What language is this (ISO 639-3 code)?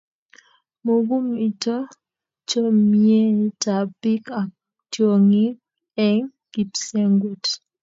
kln